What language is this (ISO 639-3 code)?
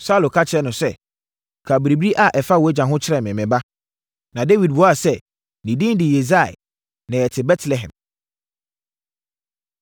aka